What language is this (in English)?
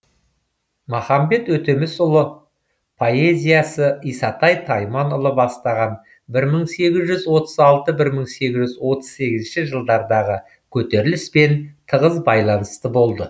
Kazakh